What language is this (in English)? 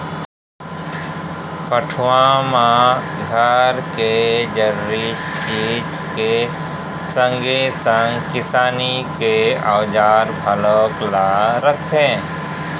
Chhattisgarhi